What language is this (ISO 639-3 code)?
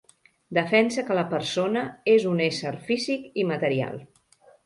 cat